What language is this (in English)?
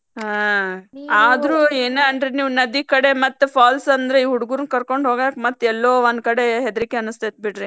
Kannada